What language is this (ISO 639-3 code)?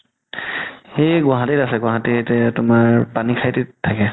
asm